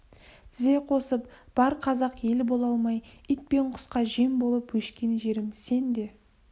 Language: Kazakh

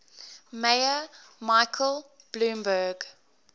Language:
English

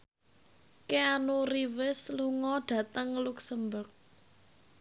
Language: Javanese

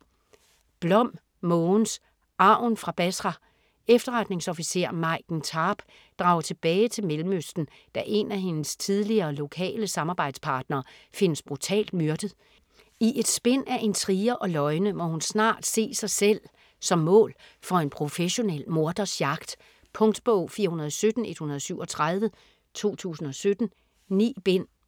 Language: Danish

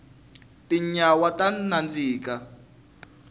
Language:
Tsonga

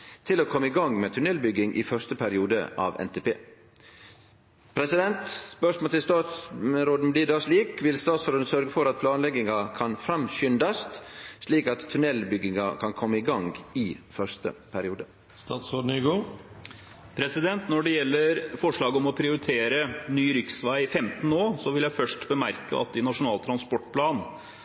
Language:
Norwegian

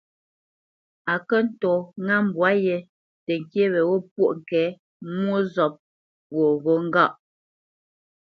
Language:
Bamenyam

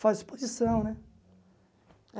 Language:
Portuguese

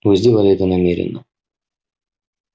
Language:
Russian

